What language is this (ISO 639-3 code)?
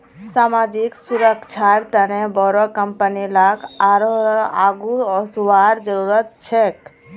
mag